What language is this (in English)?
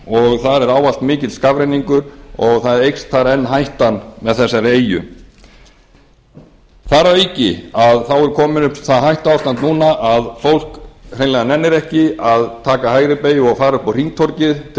Icelandic